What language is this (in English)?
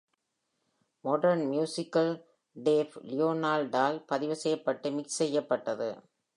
Tamil